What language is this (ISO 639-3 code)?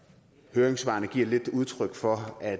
dan